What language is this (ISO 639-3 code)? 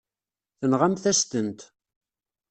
kab